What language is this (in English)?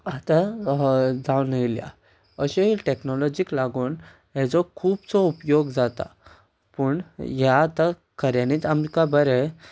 Konkani